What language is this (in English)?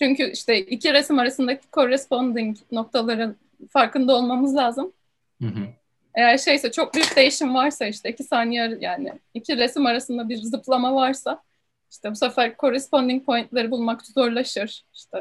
Turkish